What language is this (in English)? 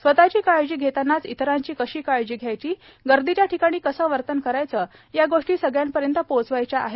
Marathi